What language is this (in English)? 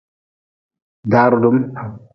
Nawdm